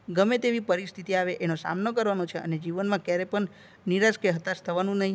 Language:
Gujarati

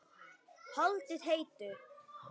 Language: Icelandic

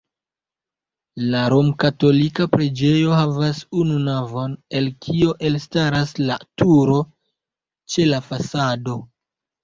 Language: Esperanto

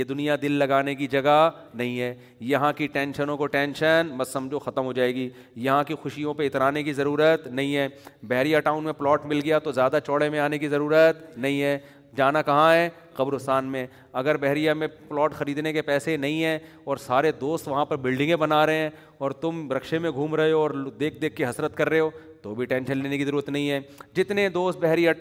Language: Urdu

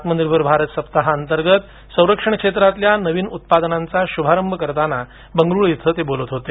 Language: Marathi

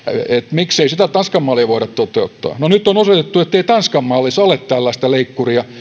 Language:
Finnish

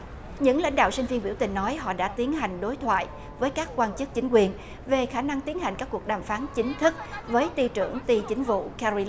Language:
Vietnamese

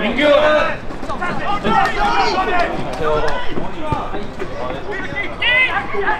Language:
Korean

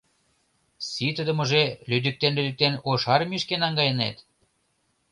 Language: Mari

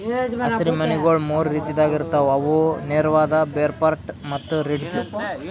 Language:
Kannada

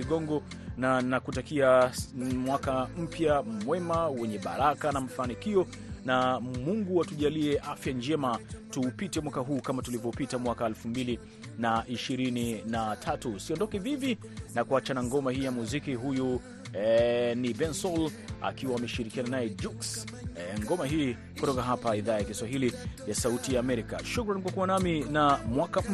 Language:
Swahili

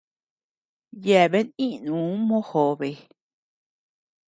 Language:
Tepeuxila Cuicatec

